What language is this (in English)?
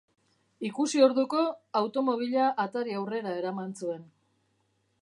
Basque